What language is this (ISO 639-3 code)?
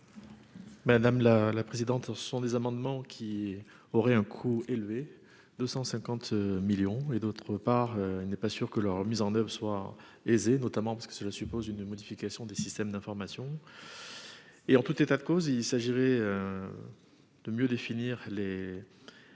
fra